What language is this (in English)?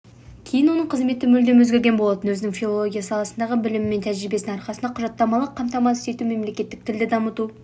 Kazakh